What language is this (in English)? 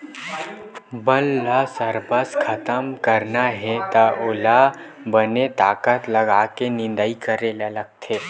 Chhattisgarhi